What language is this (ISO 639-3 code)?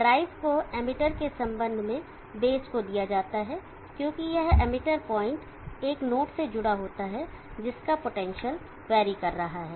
hin